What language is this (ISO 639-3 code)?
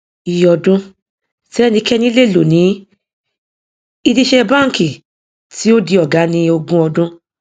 yor